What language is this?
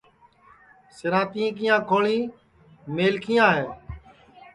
Sansi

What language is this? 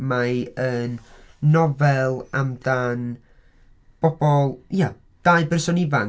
Welsh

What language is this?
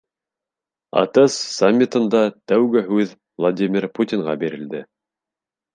Bashkir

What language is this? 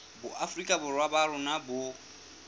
Southern Sotho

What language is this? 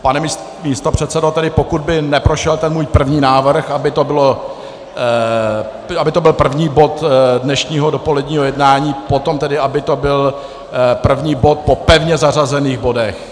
Czech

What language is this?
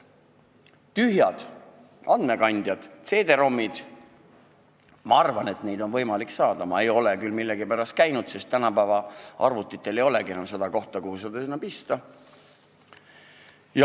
Estonian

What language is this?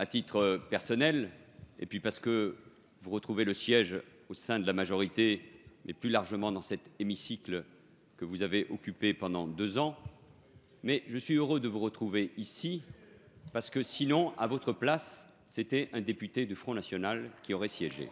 French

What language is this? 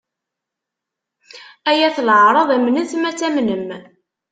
Kabyle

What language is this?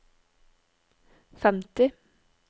Norwegian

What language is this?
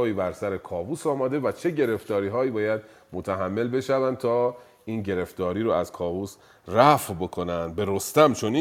Persian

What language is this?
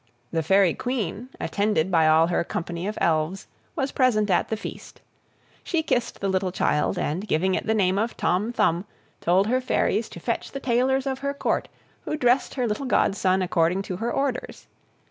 English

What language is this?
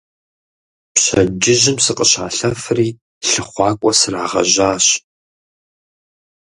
Kabardian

